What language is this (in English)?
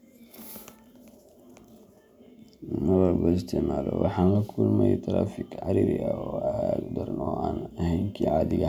Somali